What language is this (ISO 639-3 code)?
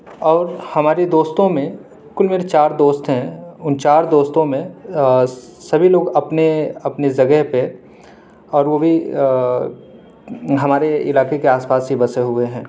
urd